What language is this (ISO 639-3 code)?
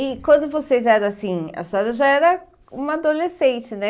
por